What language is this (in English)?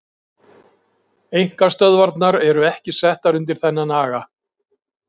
Icelandic